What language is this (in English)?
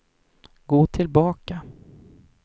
Swedish